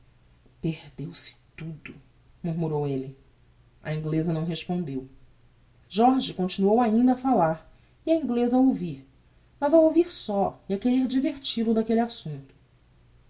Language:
Portuguese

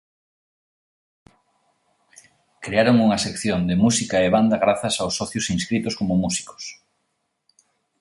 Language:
Galician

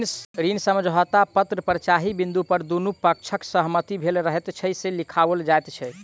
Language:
Maithili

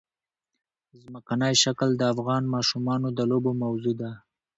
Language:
Pashto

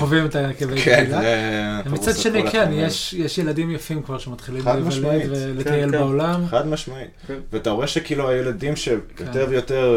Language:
Hebrew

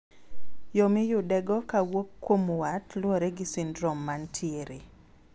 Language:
Luo (Kenya and Tanzania)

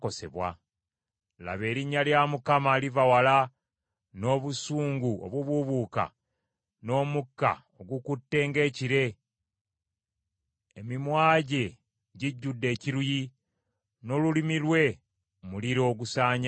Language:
Ganda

